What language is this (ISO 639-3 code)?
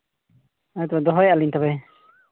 sat